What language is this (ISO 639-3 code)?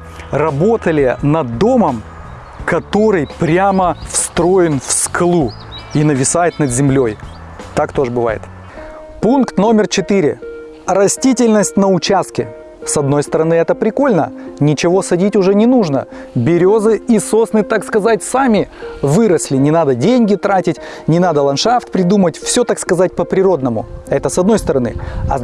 rus